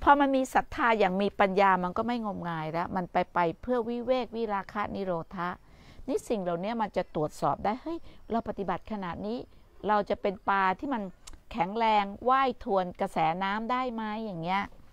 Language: Thai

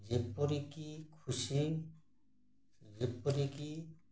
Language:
Odia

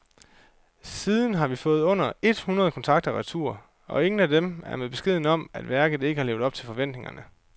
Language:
Danish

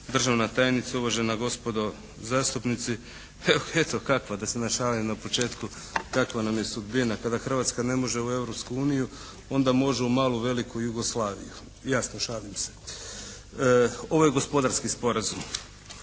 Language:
Croatian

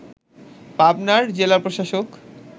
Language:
Bangla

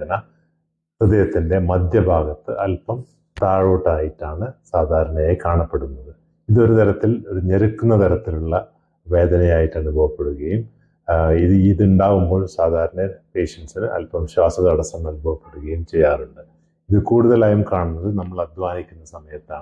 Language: Malayalam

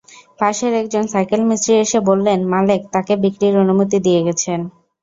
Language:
Bangla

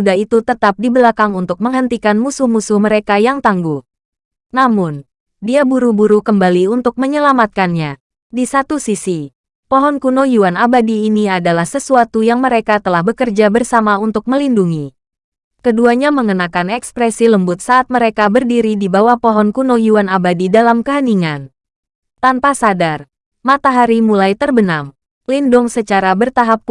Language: Indonesian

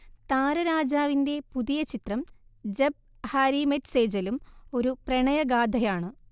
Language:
Malayalam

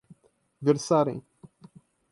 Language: Portuguese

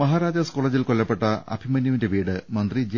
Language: Malayalam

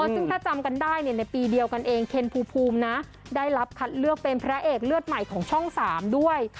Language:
Thai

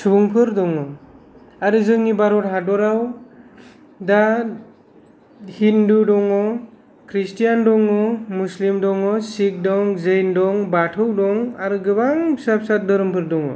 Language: Bodo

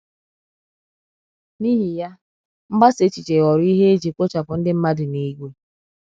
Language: Igbo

